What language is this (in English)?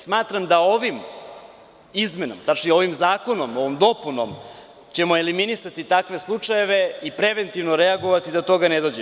Serbian